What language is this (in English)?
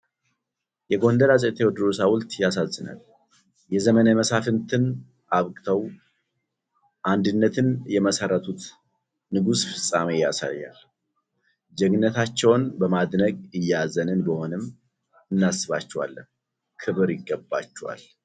Amharic